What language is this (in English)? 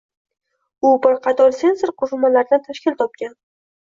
Uzbek